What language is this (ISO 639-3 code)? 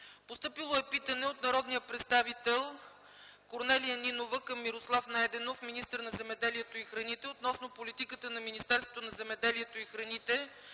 bul